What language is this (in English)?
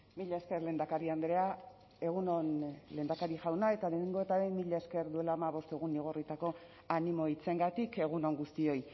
Basque